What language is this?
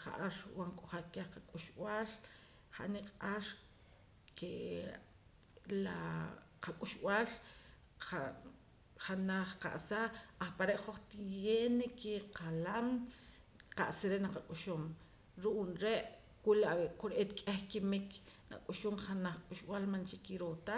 Poqomam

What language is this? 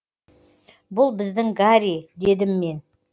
Kazakh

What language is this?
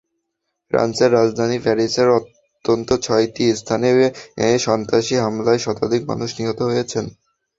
Bangla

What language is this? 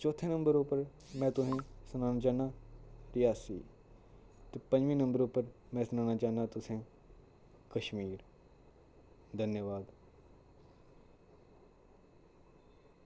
Dogri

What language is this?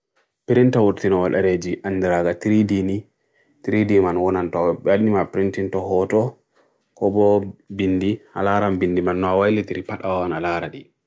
Bagirmi Fulfulde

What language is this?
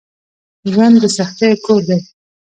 Pashto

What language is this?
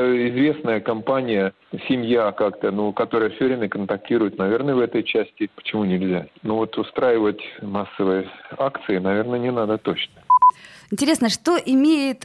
Russian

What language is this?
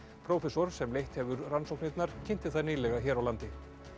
Icelandic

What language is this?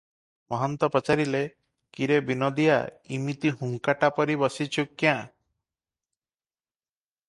Odia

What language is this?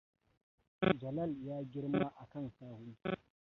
Hausa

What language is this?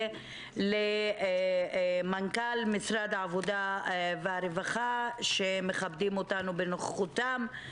Hebrew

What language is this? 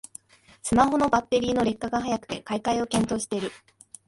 Japanese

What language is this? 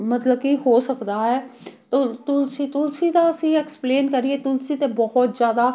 Punjabi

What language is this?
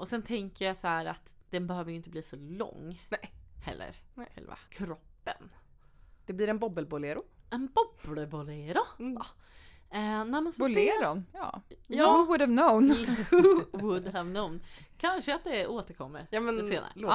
Swedish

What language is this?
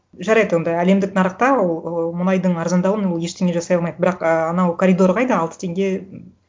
Kazakh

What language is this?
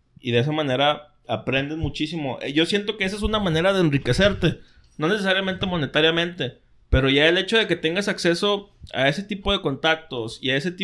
Spanish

